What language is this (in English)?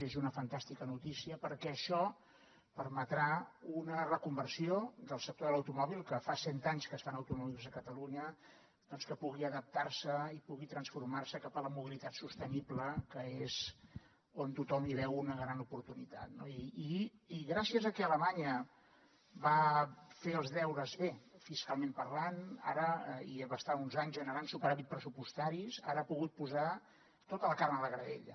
Catalan